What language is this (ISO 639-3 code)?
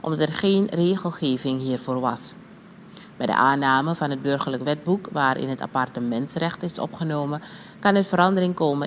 nld